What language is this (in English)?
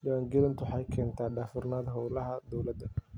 Somali